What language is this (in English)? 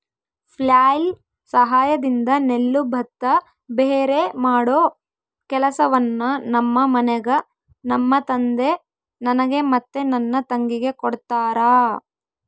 Kannada